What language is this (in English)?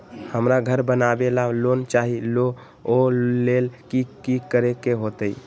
Magahi